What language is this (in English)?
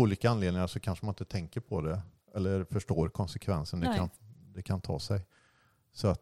Swedish